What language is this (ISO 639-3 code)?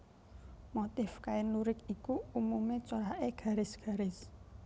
jav